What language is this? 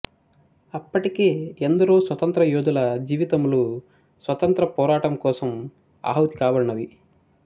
Telugu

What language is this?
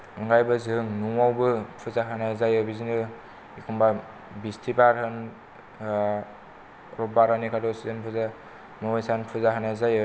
Bodo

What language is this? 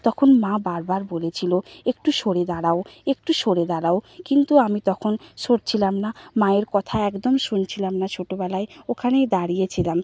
Bangla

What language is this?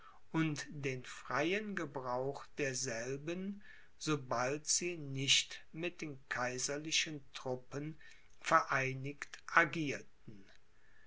German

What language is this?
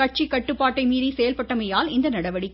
Tamil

